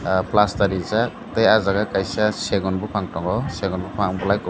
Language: Kok Borok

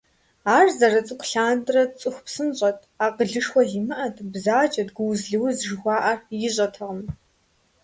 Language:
Kabardian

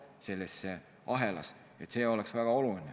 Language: Estonian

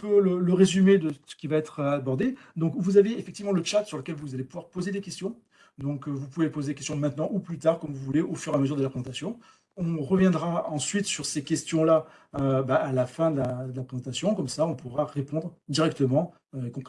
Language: French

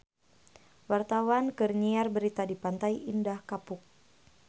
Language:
Sundanese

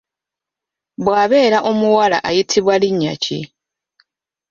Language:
Ganda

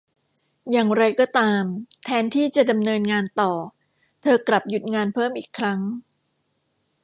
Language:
Thai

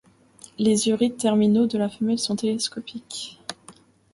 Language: French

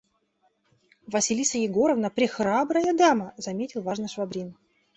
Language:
Russian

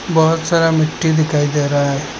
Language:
Hindi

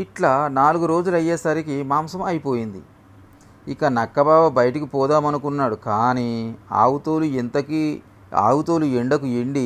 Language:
Telugu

